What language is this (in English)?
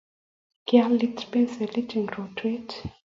Kalenjin